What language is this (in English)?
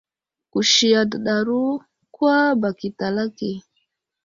Wuzlam